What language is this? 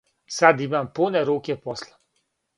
Serbian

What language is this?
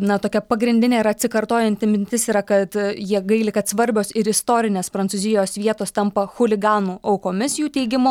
Lithuanian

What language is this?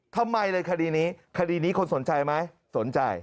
Thai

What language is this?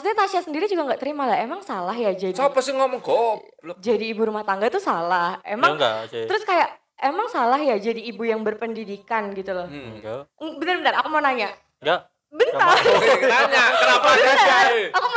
Indonesian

